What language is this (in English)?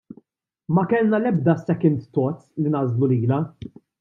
Maltese